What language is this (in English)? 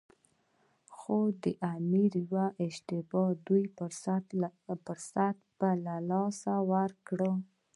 Pashto